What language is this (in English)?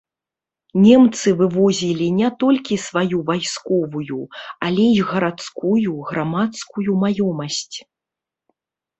Belarusian